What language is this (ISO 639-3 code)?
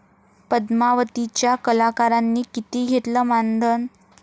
mar